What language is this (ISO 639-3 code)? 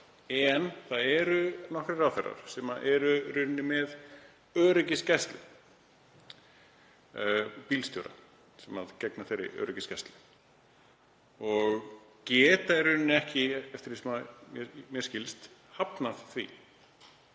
isl